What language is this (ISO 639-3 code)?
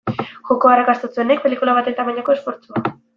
eus